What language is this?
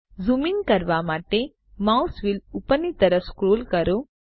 Gujarati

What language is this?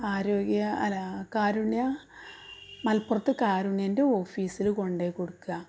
Malayalam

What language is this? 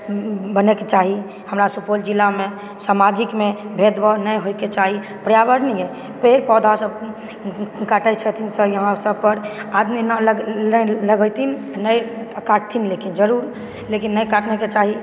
Maithili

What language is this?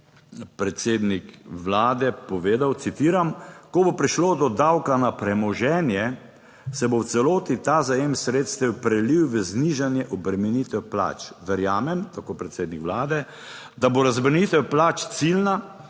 Slovenian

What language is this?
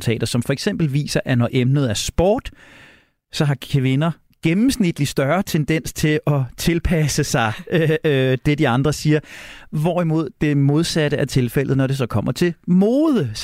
Danish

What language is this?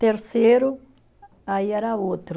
Portuguese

